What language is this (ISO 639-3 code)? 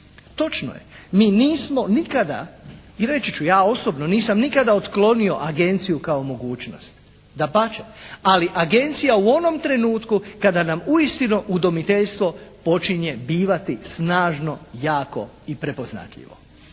hrv